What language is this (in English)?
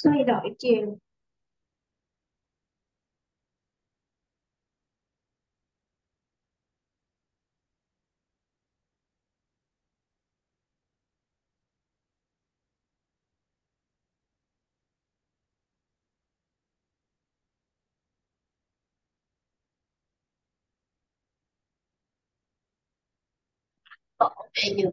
Vietnamese